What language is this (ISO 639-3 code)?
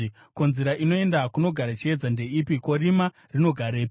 sna